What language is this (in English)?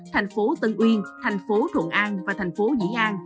Vietnamese